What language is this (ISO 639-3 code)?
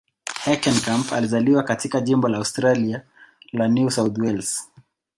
swa